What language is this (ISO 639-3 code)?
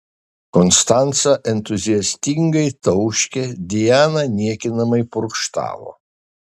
lit